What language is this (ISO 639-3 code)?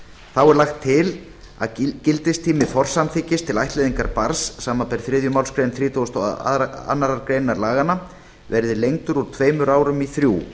isl